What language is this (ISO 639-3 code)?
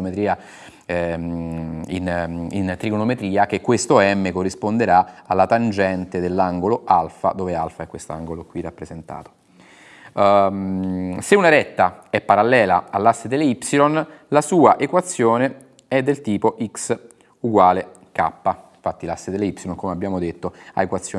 ita